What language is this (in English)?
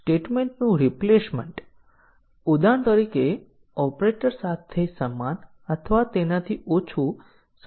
Gujarati